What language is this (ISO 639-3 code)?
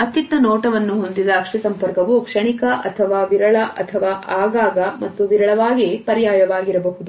kan